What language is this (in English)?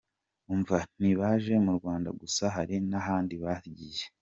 Kinyarwanda